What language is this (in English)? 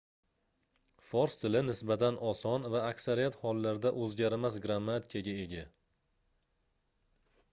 Uzbek